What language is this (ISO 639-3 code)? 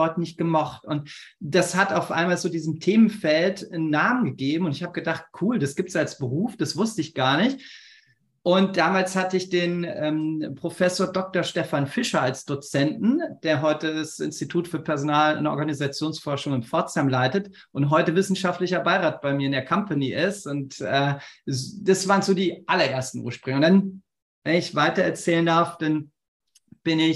deu